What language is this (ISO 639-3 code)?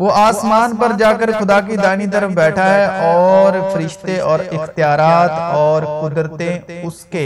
urd